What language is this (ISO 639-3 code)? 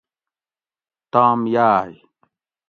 gwc